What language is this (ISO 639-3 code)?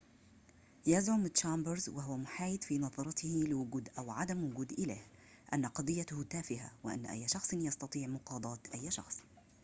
ara